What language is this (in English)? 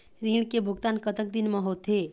Chhattisgarhi